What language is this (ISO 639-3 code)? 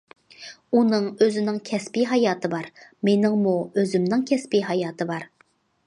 uig